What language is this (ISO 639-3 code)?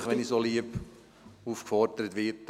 gsw